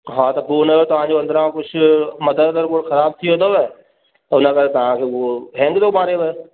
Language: Sindhi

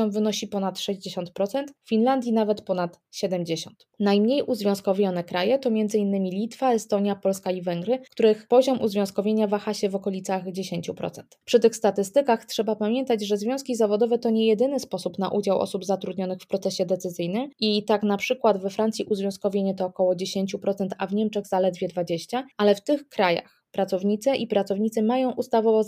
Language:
Polish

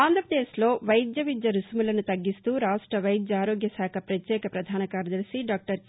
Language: Telugu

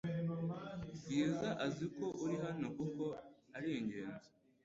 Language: Kinyarwanda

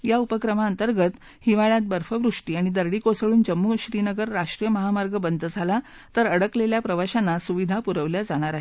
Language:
Marathi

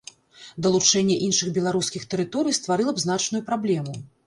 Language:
Belarusian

